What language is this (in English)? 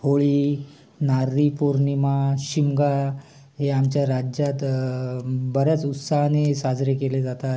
Marathi